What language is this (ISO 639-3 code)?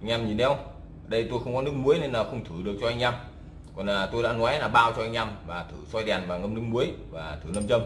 vie